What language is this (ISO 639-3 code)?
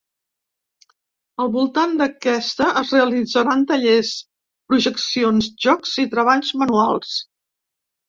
cat